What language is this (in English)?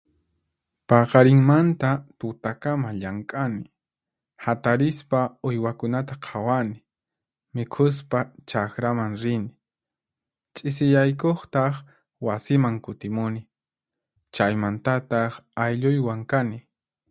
Puno Quechua